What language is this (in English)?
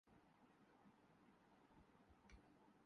Urdu